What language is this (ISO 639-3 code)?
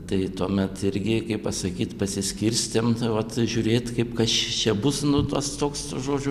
lit